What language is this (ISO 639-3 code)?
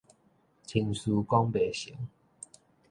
nan